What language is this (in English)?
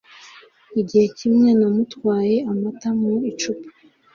Kinyarwanda